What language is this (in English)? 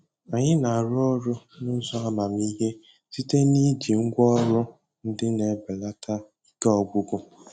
Igbo